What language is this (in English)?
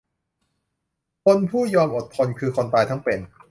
Thai